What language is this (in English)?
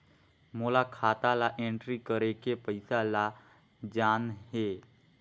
Chhattisgarhi